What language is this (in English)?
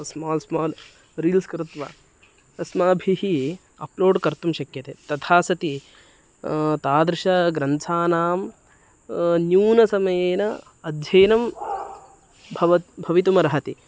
Sanskrit